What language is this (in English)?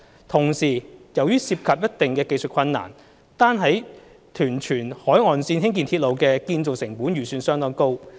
Cantonese